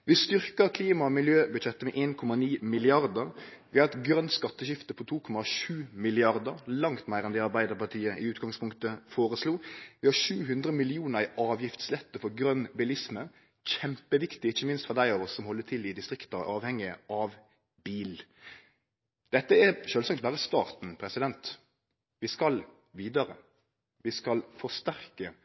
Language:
Norwegian Nynorsk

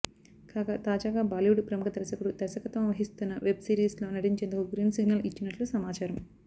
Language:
Telugu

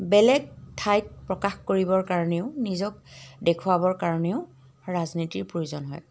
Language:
Assamese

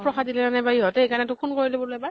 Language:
Assamese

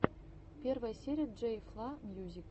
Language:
Russian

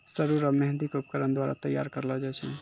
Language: Maithili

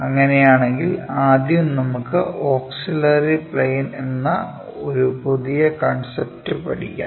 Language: Malayalam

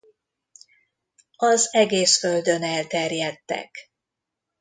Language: Hungarian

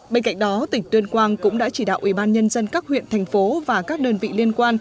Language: Vietnamese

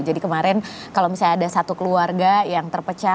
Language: Indonesian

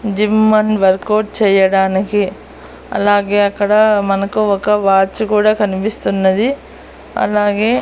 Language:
Telugu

